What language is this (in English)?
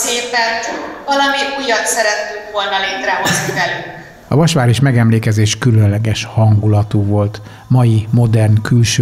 Hungarian